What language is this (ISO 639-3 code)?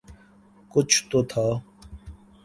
urd